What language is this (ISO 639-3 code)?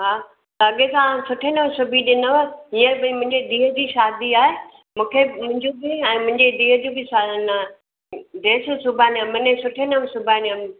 snd